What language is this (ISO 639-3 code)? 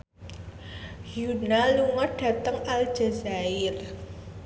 jav